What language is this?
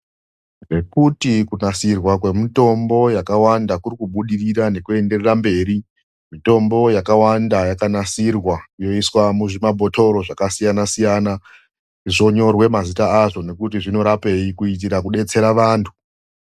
Ndau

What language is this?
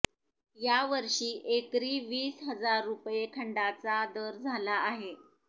Marathi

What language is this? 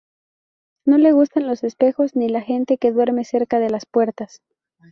Spanish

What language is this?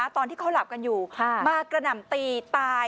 Thai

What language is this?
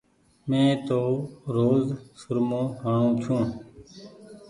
Goaria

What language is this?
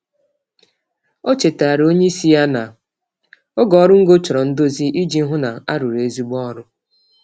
Igbo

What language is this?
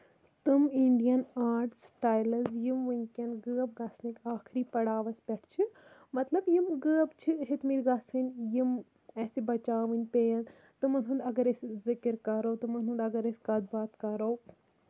Kashmiri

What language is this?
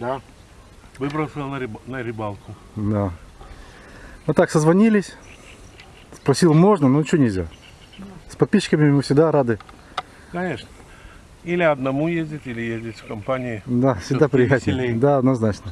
Russian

